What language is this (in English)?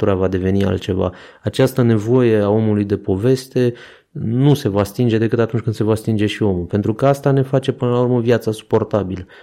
Romanian